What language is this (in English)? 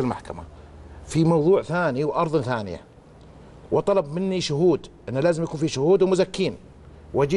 Arabic